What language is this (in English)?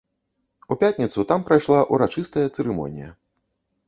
Belarusian